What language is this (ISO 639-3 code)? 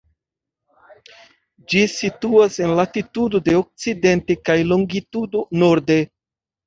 epo